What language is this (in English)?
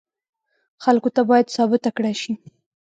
Pashto